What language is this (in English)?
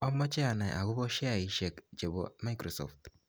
Kalenjin